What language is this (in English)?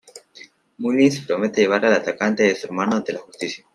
Spanish